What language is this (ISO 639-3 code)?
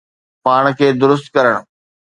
snd